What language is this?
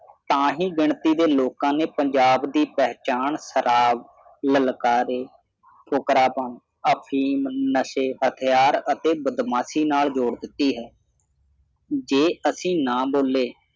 Punjabi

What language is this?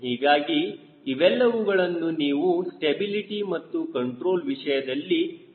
Kannada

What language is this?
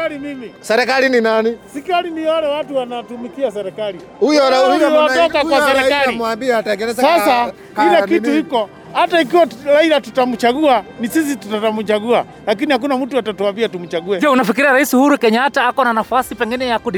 Swahili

